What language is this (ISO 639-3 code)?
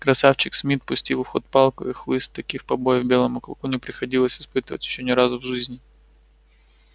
rus